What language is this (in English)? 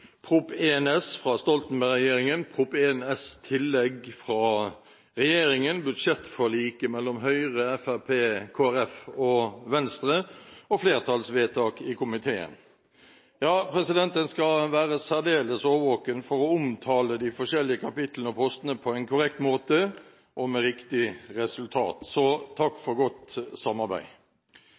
Norwegian Bokmål